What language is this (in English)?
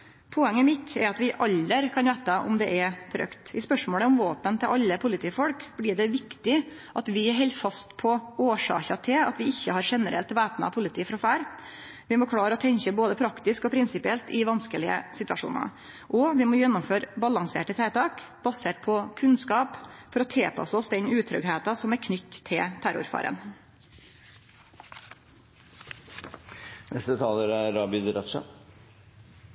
Norwegian Nynorsk